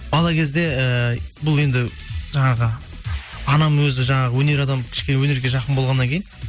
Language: Kazakh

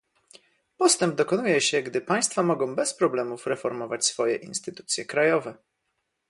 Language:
Polish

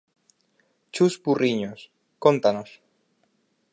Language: Galician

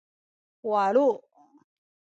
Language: Sakizaya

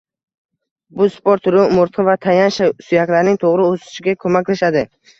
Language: Uzbek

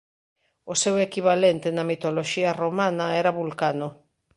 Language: Galician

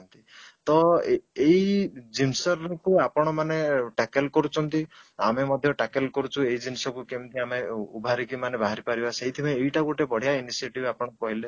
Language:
Odia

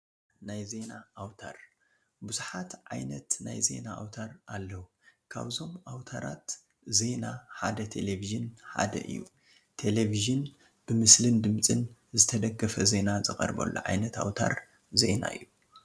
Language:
Tigrinya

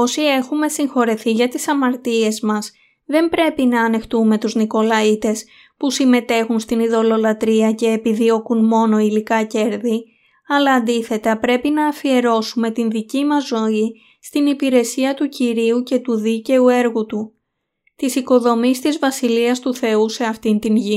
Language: Greek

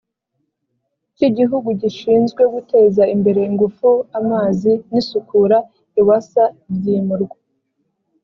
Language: Kinyarwanda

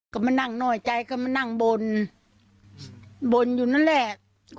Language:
Thai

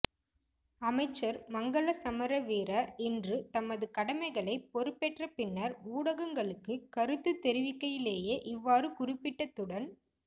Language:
Tamil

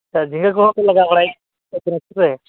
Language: Santali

